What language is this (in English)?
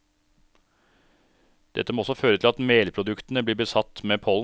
Norwegian